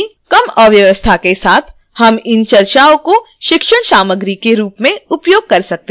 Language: Hindi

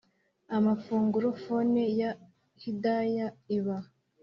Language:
Kinyarwanda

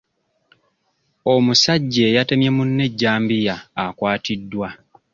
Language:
Ganda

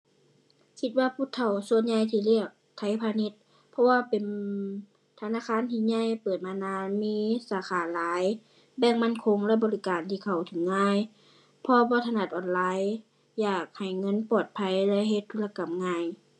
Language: Thai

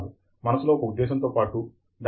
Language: Telugu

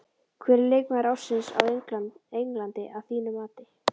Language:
Icelandic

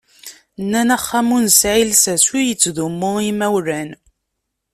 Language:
Kabyle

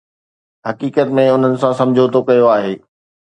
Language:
Sindhi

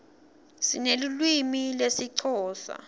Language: Swati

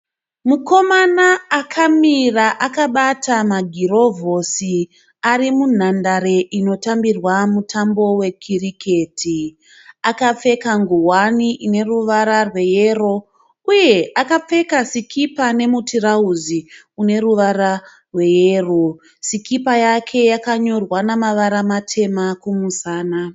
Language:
Shona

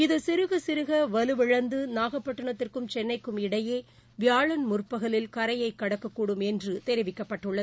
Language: Tamil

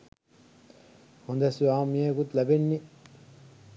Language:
Sinhala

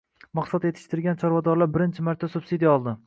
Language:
Uzbek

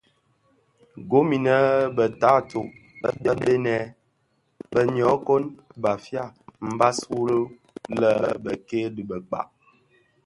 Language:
Bafia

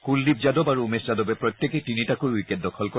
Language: Assamese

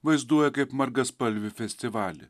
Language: Lithuanian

